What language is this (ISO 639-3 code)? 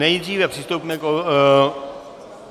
ces